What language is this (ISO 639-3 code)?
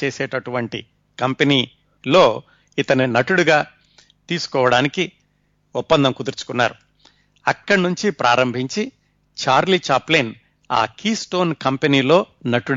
tel